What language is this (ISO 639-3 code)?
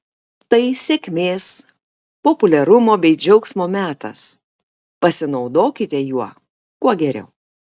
lit